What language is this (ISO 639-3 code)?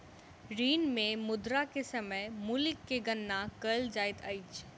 mai